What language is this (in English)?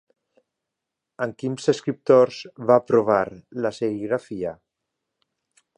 Catalan